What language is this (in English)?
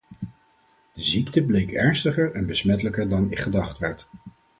Dutch